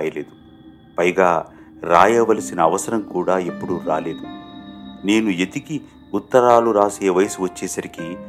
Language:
Telugu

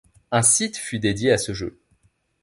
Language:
French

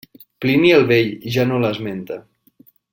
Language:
Catalan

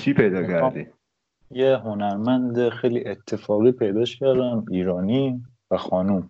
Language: Persian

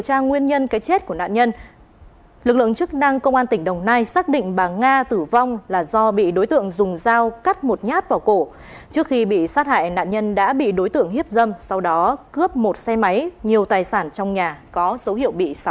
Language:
Vietnamese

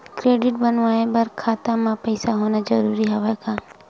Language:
Chhattisgarhi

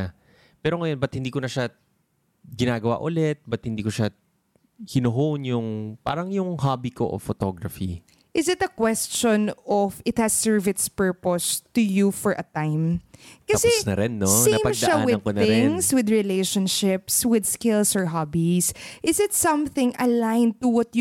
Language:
Filipino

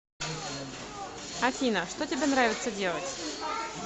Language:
Russian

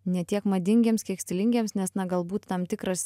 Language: Lithuanian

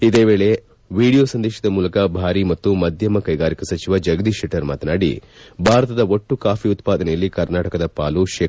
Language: Kannada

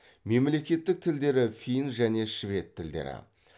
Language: Kazakh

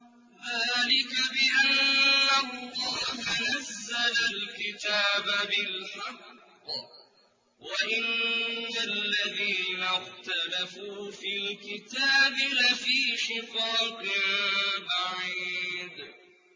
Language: Arabic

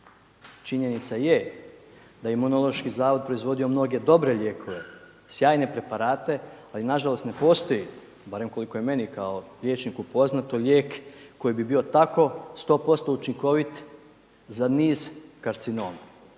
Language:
Croatian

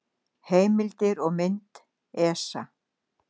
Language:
Icelandic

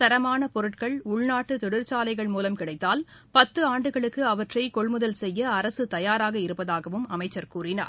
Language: Tamil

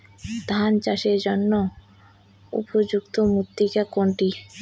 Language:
Bangla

